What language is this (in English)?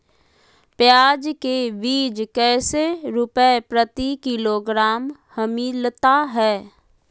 Magahi